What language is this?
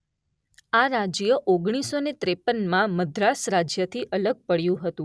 Gujarati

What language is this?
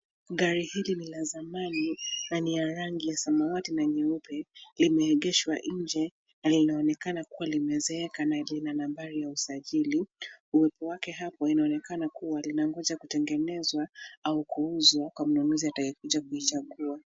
Swahili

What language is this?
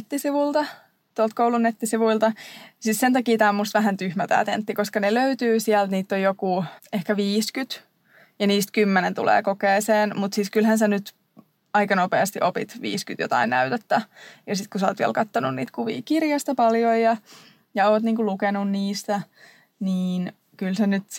Finnish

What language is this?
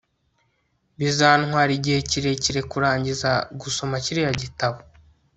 Kinyarwanda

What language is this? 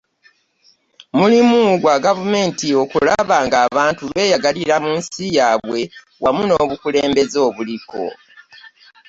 Ganda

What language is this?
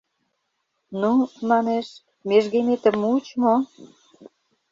Mari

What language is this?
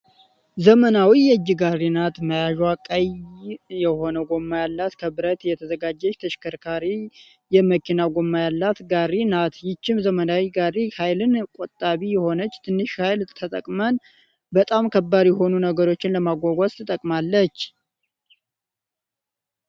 Amharic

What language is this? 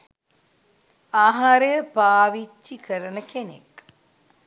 Sinhala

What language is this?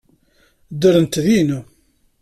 Kabyle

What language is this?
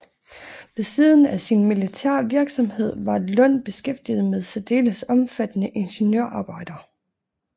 Danish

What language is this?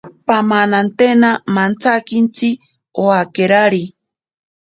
Ashéninka Perené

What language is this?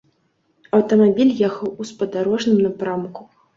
Belarusian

